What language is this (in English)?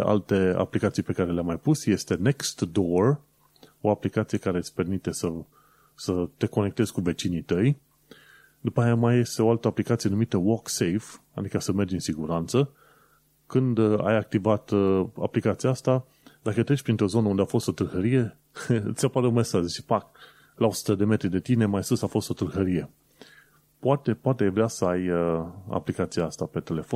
Romanian